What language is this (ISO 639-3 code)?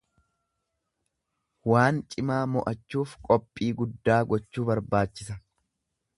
orm